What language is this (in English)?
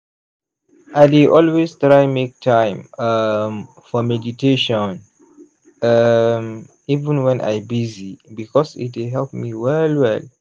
Nigerian Pidgin